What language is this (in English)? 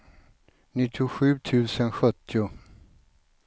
Swedish